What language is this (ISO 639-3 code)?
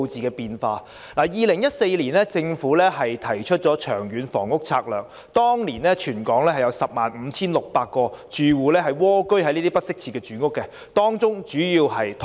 yue